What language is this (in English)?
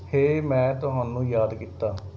Punjabi